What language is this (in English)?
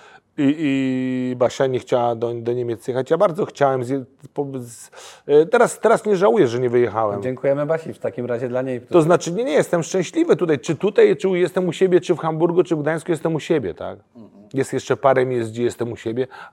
Polish